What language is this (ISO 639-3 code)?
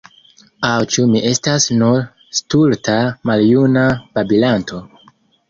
epo